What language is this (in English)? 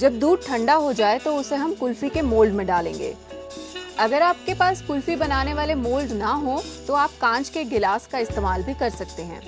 Hindi